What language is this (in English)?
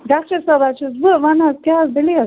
Kashmiri